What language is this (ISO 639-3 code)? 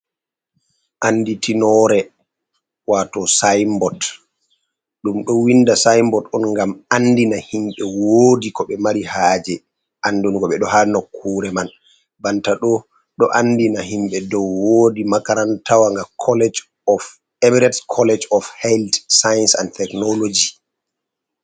ful